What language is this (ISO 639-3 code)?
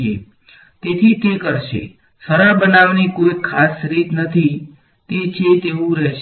guj